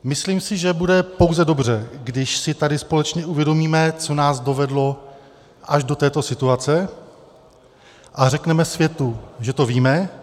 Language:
Czech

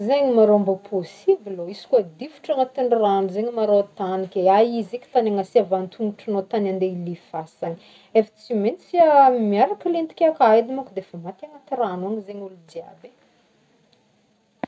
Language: Northern Betsimisaraka Malagasy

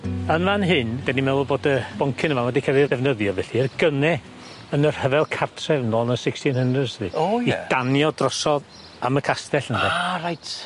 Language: Welsh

